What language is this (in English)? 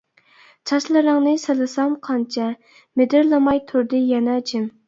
Uyghur